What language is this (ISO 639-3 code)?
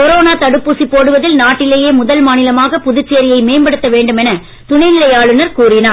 tam